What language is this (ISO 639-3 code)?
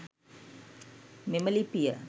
sin